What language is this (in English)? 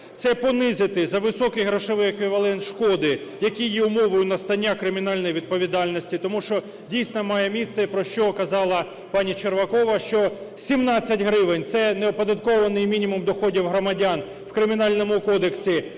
Ukrainian